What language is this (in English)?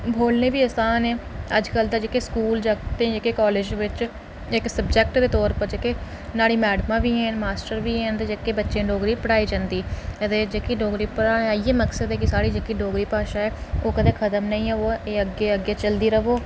Dogri